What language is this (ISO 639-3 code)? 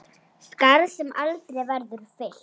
isl